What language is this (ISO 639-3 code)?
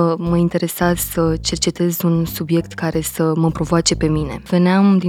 ron